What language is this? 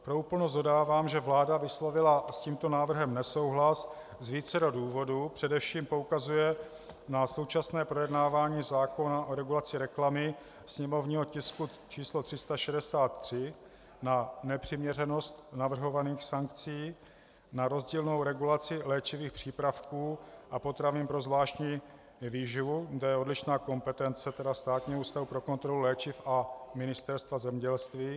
Czech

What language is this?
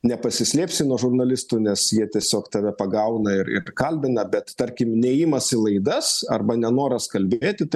Lithuanian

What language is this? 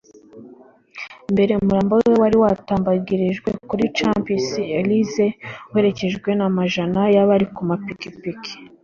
Kinyarwanda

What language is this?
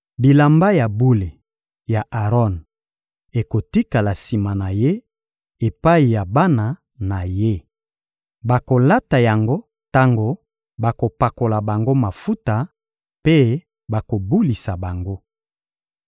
Lingala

